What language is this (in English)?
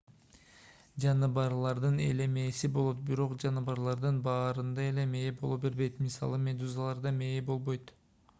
Kyrgyz